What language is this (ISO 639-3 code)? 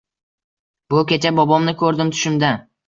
uzb